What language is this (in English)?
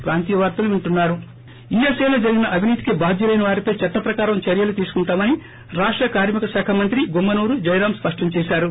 Telugu